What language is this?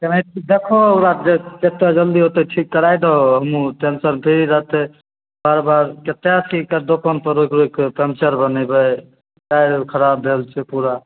Maithili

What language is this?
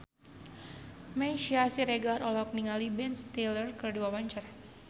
Sundanese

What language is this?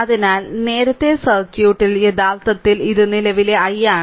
Malayalam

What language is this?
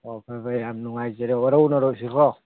Manipuri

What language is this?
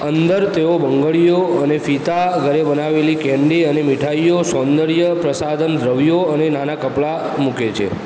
Gujarati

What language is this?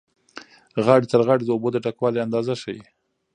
Pashto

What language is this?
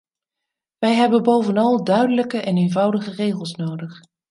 Dutch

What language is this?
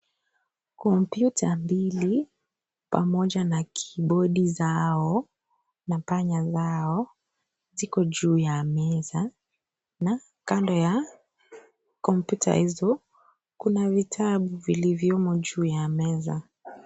Swahili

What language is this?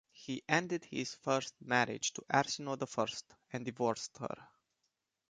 English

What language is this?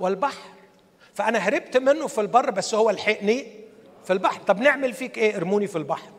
Arabic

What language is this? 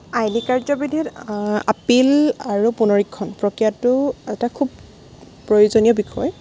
Assamese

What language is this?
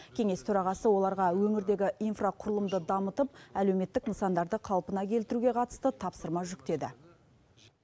Kazakh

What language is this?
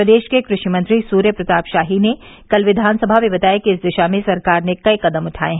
Hindi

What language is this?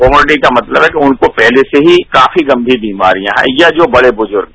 Hindi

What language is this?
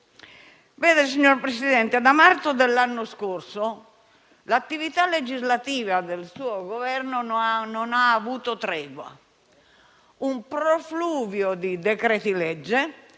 Italian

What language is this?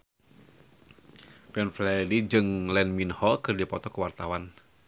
Sundanese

